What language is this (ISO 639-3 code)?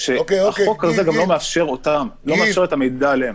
heb